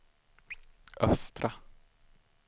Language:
Swedish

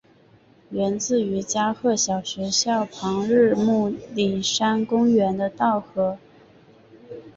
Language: Chinese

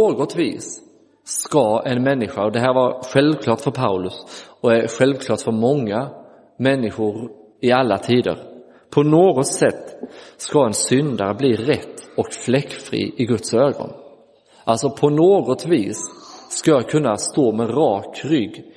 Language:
Swedish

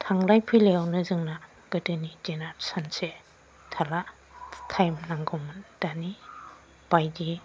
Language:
Bodo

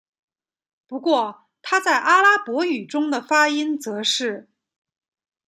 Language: Chinese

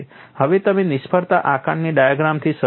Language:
Gujarati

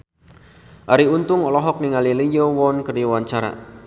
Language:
Sundanese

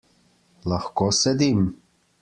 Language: Slovenian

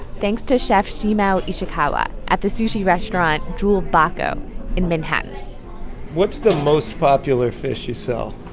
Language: English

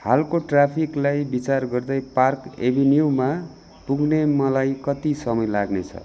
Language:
Nepali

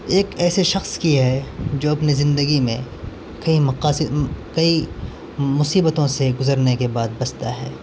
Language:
Urdu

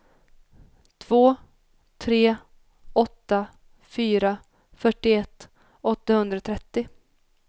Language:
Swedish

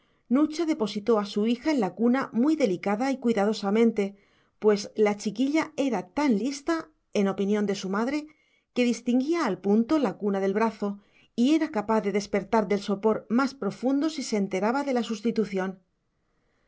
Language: Spanish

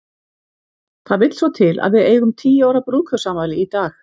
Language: Icelandic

